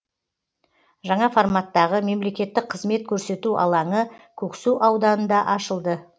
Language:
Kazakh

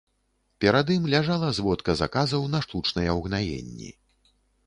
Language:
Belarusian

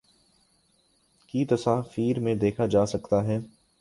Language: Urdu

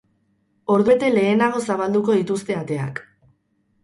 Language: Basque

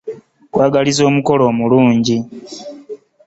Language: Ganda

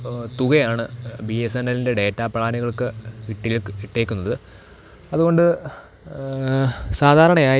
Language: Malayalam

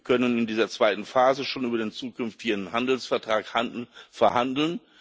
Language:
German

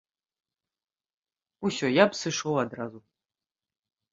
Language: Belarusian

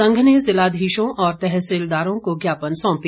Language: Hindi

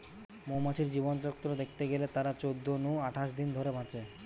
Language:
Bangla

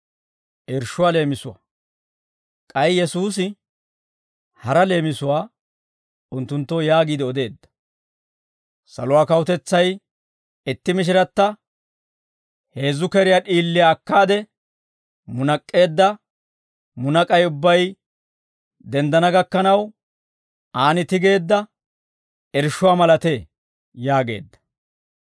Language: Dawro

